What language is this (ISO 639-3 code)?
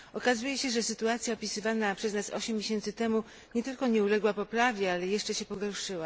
pol